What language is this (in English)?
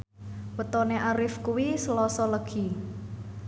Javanese